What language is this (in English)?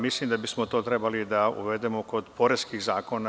Serbian